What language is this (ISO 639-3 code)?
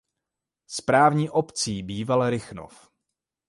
ces